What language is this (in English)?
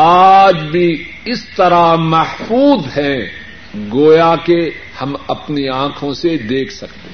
Urdu